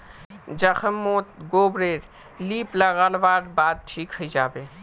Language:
Magahi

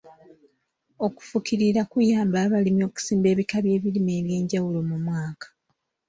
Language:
Ganda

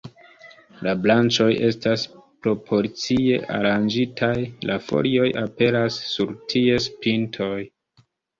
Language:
Esperanto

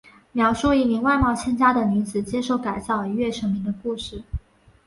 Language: Chinese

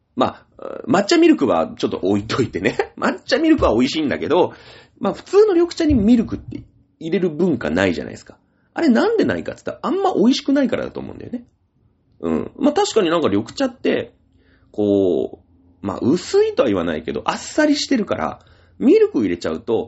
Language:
Japanese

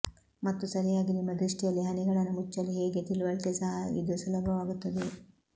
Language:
Kannada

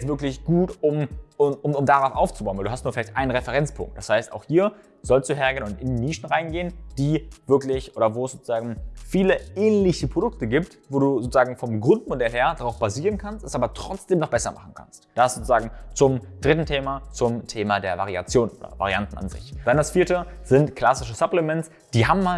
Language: German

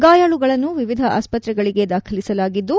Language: Kannada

